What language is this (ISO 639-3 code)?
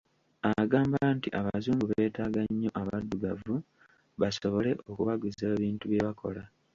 lug